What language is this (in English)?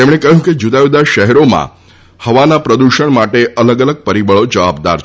Gujarati